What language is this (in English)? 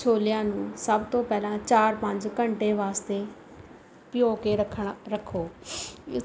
Punjabi